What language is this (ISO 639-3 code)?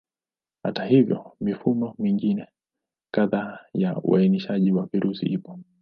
swa